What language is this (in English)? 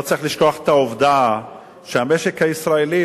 Hebrew